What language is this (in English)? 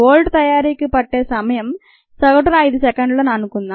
Telugu